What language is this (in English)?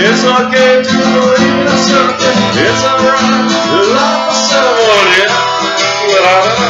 English